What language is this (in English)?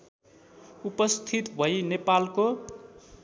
Nepali